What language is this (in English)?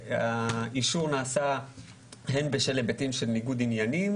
Hebrew